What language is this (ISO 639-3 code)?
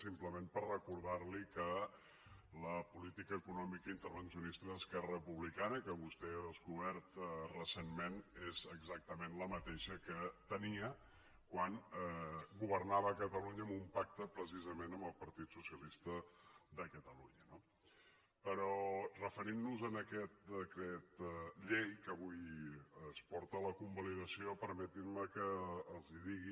cat